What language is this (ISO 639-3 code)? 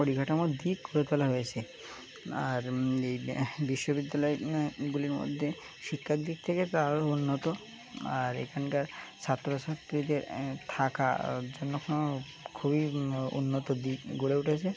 ben